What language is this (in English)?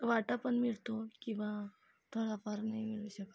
Marathi